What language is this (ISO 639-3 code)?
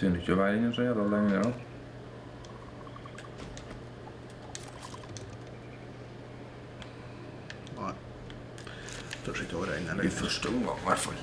nor